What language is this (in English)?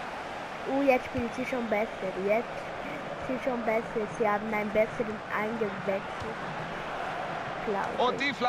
German